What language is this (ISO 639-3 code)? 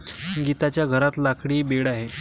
mar